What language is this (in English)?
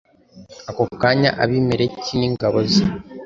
Kinyarwanda